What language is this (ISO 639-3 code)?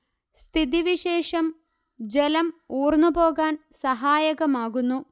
mal